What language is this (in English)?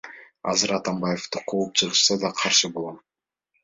Kyrgyz